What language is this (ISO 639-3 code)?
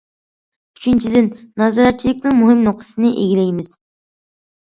uig